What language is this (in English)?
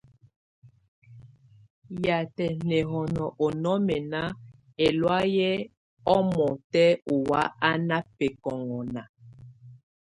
Tunen